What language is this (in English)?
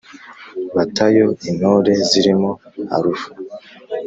Kinyarwanda